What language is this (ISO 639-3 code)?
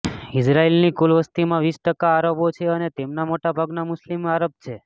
guj